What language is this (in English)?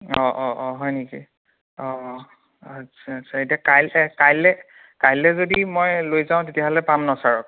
Assamese